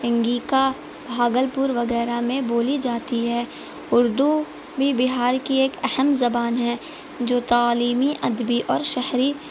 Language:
Urdu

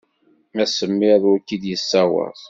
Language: Kabyle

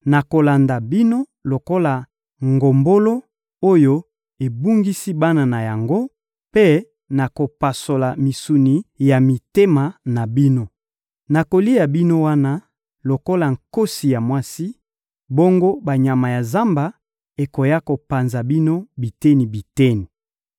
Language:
Lingala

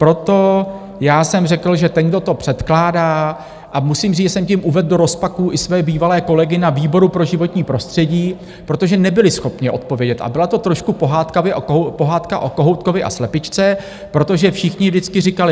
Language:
Czech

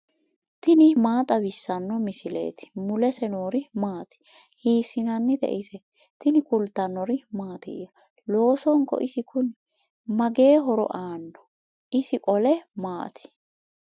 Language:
Sidamo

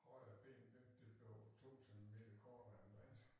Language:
Danish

